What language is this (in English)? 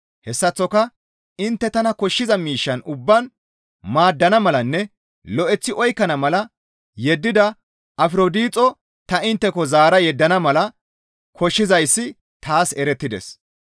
Gamo